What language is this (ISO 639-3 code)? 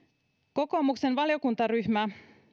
fin